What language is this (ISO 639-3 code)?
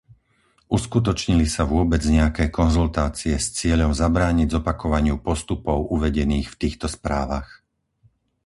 slk